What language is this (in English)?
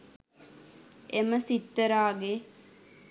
Sinhala